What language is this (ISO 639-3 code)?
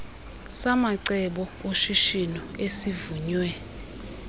xho